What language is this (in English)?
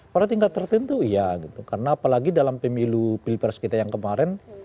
Indonesian